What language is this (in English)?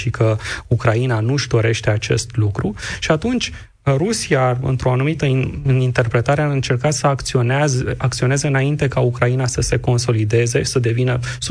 Romanian